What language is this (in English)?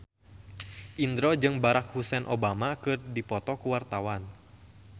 Sundanese